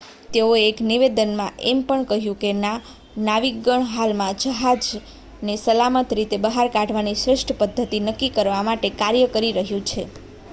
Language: Gujarati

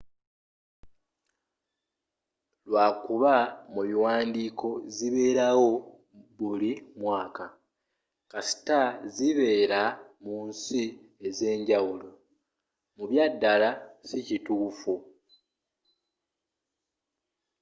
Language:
Ganda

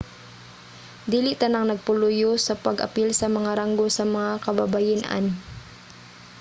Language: Cebuano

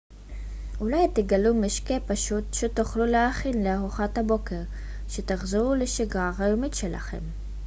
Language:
Hebrew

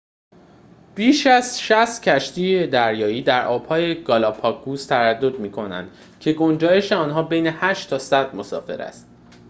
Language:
Persian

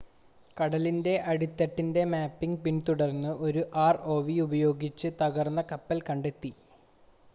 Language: Malayalam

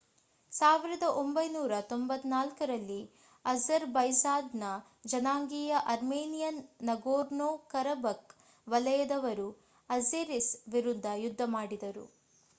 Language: Kannada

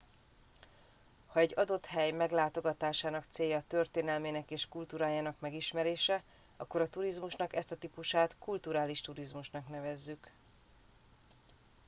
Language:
Hungarian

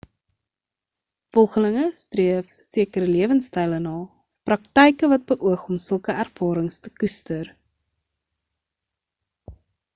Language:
Afrikaans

